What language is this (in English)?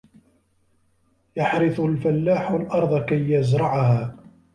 Arabic